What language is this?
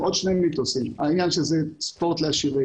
Hebrew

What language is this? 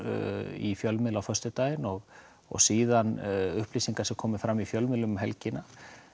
Icelandic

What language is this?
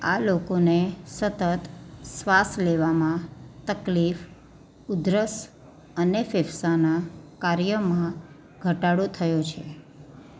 Gujarati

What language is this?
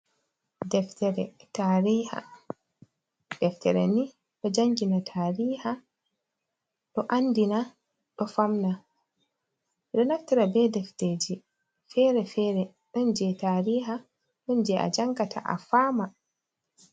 Fula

